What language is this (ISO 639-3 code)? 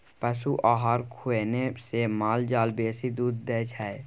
mai